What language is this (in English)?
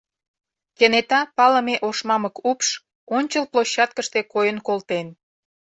Mari